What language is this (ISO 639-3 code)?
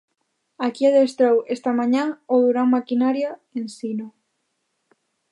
glg